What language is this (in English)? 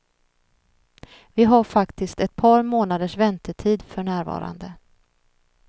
Swedish